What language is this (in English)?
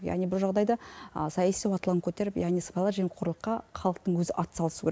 Kazakh